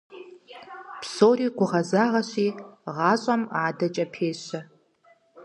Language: Kabardian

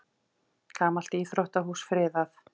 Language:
Icelandic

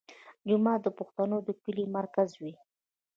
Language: Pashto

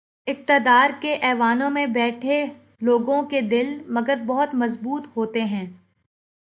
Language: Urdu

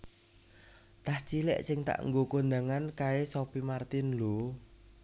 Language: Javanese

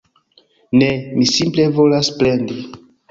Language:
Esperanto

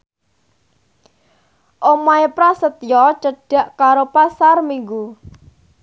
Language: Javanese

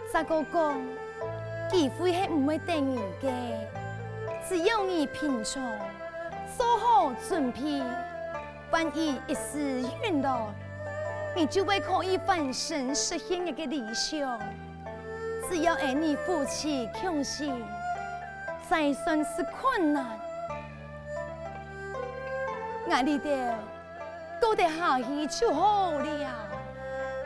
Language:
Chinese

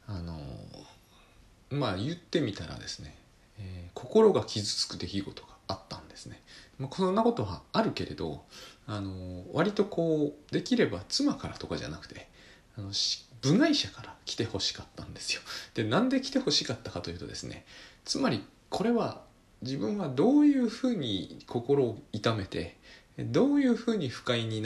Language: Japanese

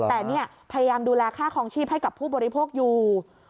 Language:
Thai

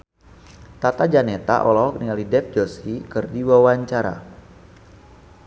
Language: Sundanese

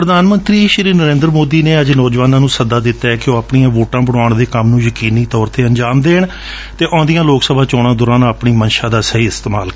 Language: Punjabi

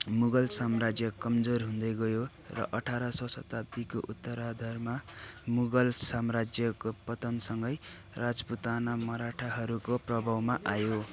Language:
Nepali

